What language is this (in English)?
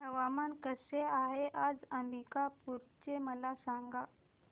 Marathi